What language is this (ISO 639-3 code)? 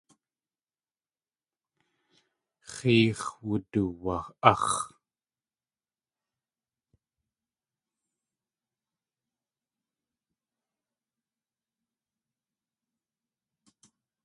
tli